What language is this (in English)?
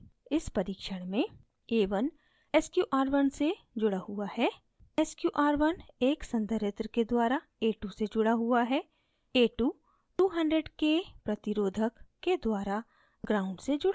Hindi